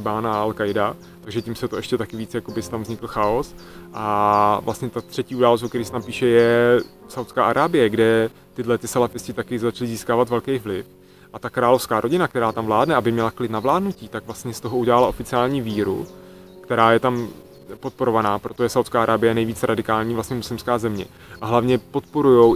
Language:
Czech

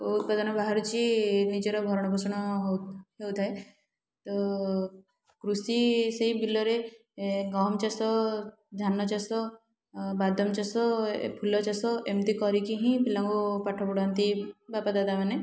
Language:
Odia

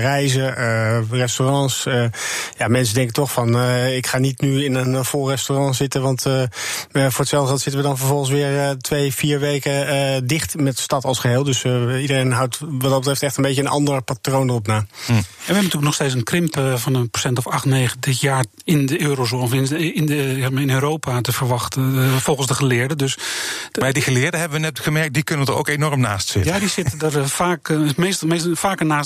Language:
Dutch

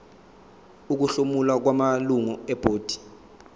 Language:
Zulu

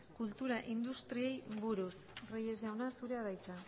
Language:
Basque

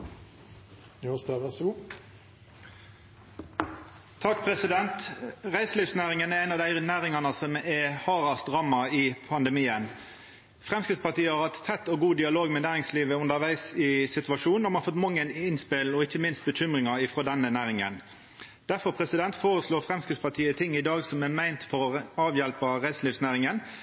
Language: Norwegian Nynorsk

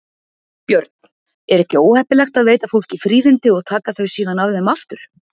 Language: Icelandic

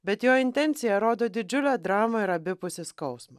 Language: Lithuanian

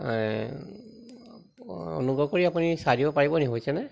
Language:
Assamese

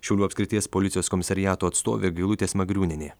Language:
Lithuanian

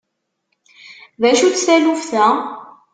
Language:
Kabyle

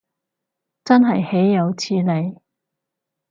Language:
Cantonese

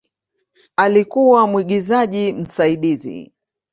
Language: Swahili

